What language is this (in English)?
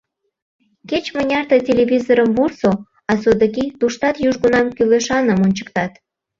Mari